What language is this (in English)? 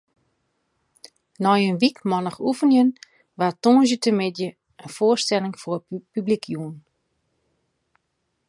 Western Frisian